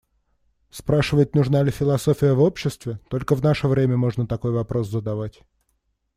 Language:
Russian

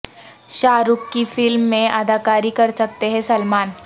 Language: Urdu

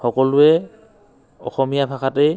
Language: Assamese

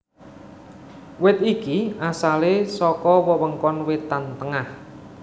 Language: Javanese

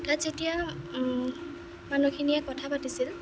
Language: Assamese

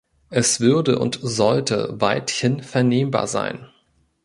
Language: German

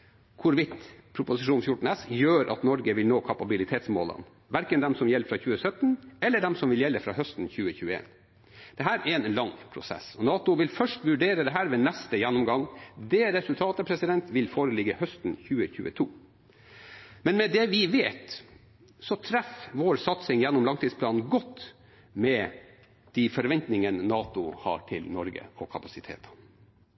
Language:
Norwegian Bokmål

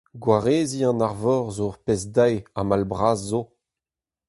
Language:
Breton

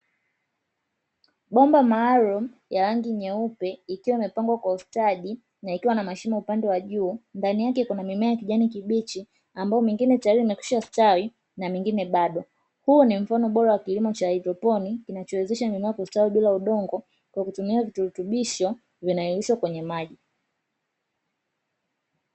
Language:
Swahili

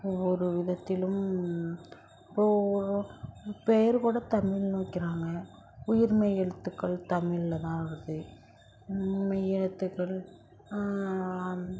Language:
Tamil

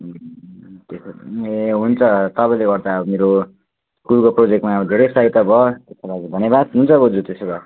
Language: Nepali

